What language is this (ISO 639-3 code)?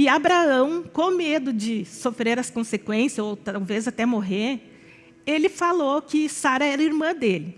por